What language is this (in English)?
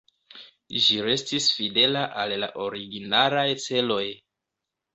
Esperanto